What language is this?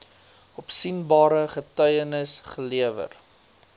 Afrikaans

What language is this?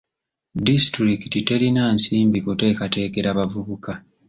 Ganda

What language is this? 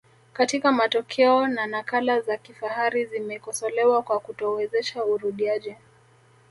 Swahili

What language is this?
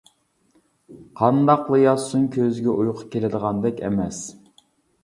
Uyghur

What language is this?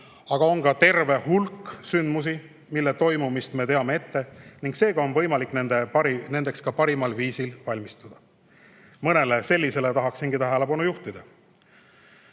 Estonian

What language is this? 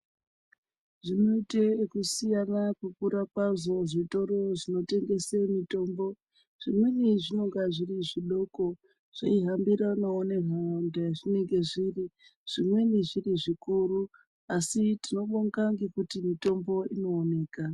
Ndau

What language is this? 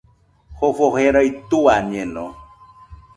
Nüpode Huitoto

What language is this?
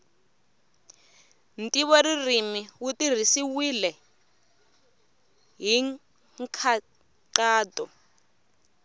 Tsonga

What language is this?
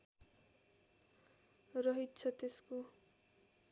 Nepali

